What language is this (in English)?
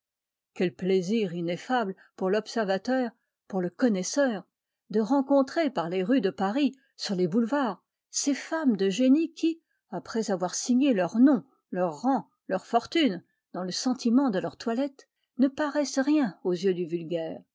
French